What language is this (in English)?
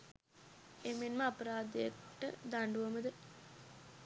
Sinhala